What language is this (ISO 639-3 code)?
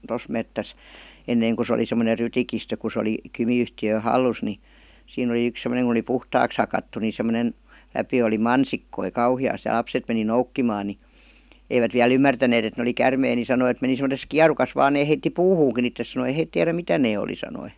fin